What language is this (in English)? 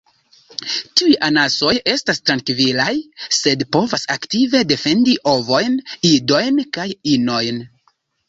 Esperanto